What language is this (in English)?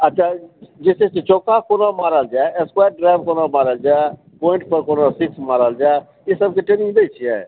Maithili